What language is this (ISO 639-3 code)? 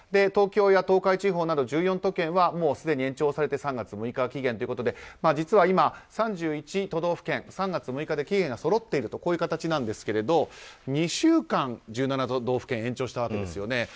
jpn